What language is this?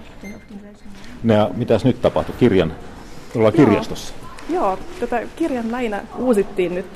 Finnish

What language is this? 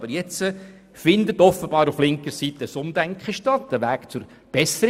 Swiss German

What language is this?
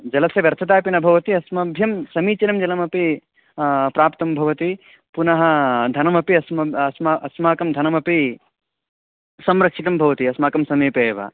Sanskrit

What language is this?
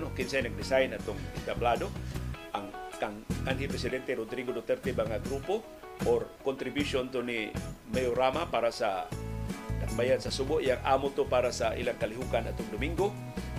Filipino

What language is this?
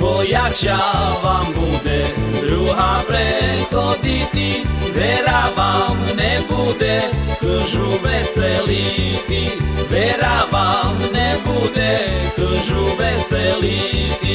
Slovak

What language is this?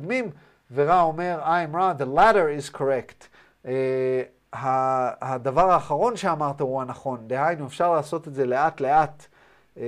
Hebrew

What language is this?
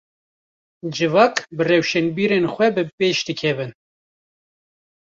Kurdish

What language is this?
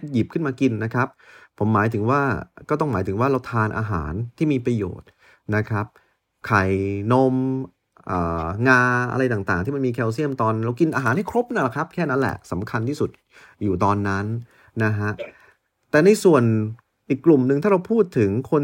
Thai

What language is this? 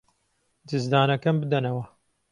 Central Kurdish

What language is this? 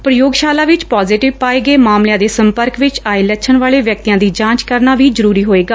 Punjabi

